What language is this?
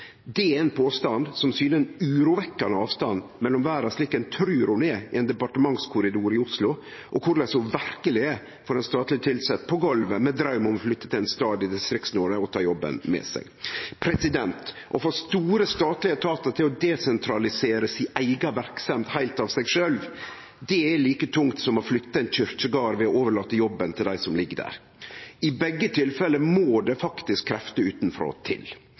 Norwegian Nynorsk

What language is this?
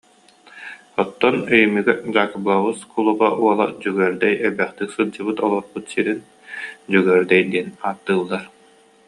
Yakut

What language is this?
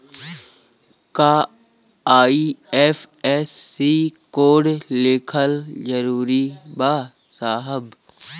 Bhojpuri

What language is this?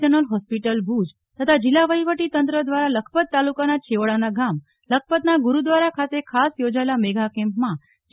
Gujarati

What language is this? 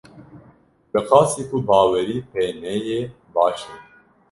Kurdish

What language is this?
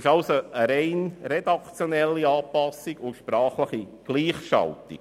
Swiss German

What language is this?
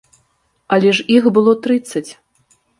Belarusian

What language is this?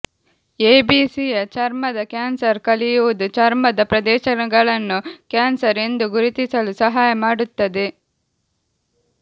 Kannada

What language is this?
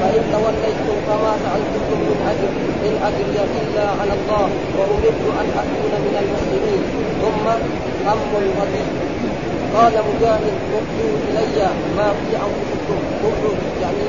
Arabic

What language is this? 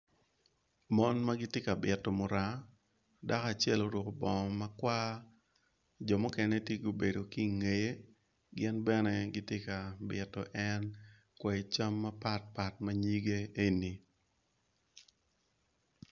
Acoli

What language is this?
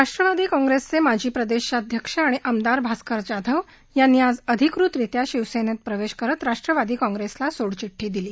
Marathi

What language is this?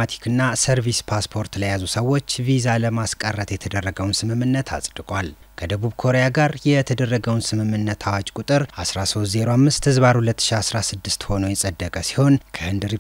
Arabic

